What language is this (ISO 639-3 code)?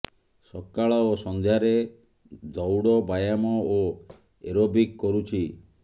ori